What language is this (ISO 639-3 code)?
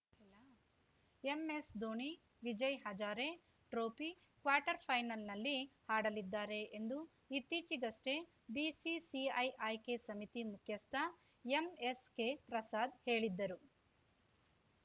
kan